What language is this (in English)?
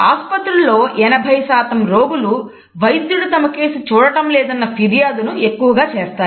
Telugu